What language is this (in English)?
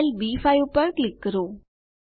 Gujarati